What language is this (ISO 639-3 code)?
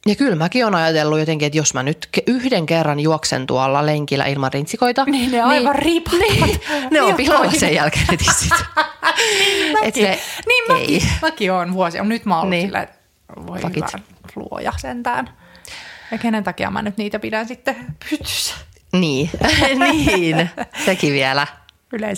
fin